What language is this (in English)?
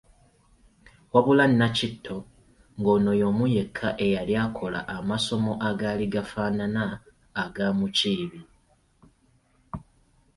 Ganda